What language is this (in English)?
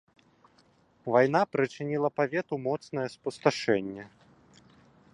Belarusian